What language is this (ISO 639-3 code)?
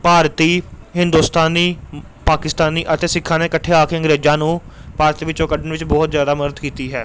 pan